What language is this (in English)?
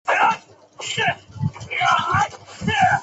Chinese